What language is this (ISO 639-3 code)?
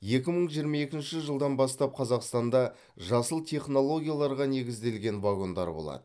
kaz